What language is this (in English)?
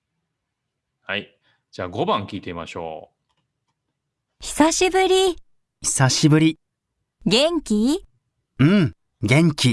Japanese